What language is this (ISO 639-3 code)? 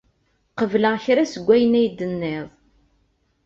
kab